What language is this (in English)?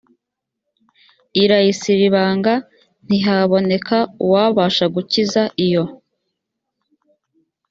Kinyarwanda